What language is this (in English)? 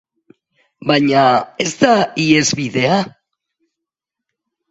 Basque